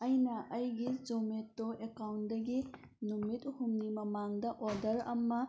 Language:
Manipuri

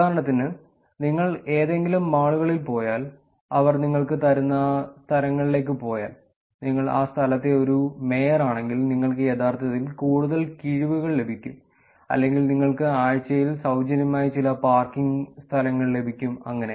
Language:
Malayalam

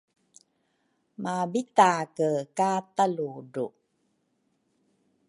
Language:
Rukai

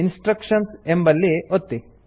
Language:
Kannada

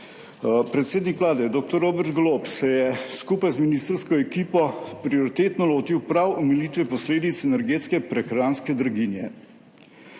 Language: Slovenian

